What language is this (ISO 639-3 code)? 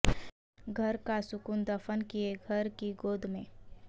urd